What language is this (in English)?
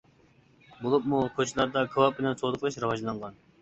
Uyghur